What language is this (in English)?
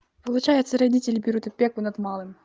Russian